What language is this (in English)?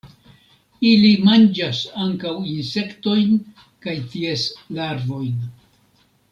Esperanto